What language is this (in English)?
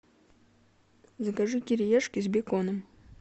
Russian